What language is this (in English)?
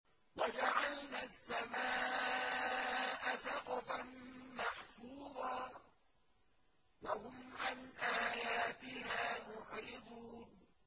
Arabic